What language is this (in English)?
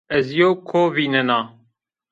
Zaza